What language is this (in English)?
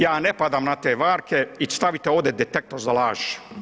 Croatian